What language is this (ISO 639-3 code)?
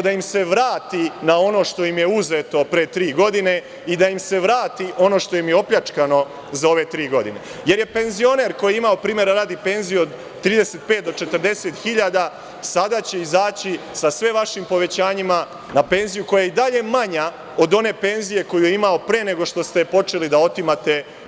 srp